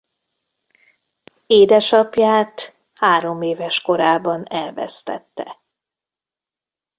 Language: Hungarian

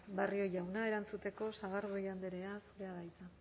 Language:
Basque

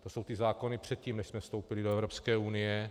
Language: Czech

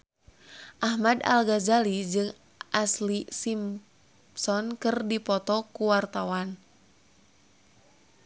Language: Sundanese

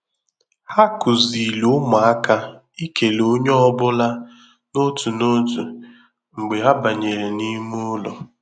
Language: Igbo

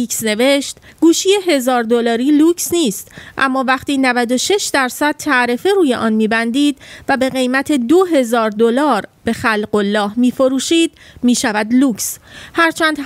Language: Persian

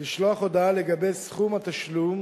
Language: Hebrew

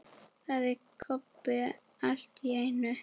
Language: Icelandic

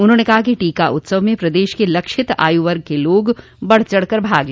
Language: Hindi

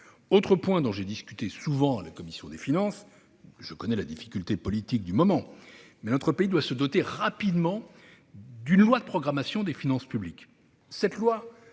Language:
French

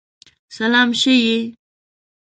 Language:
Pashto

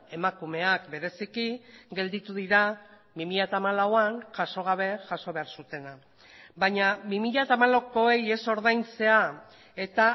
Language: Basque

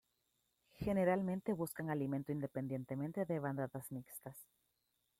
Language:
Spanish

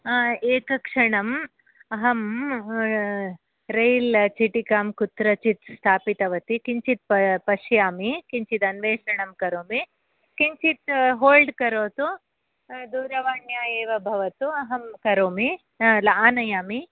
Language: Sanskrit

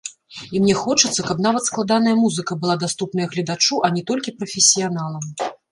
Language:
Belarusian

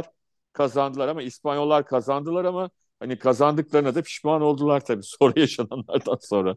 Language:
Turkish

